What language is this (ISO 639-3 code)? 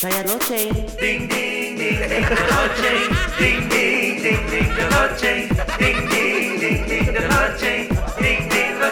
msa